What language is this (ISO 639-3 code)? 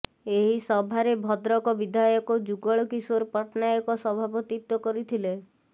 ori